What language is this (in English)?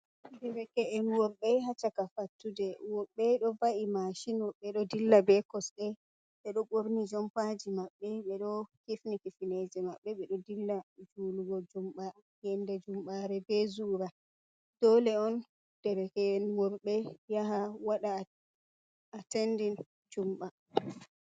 Fula